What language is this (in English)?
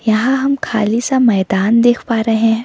Hindi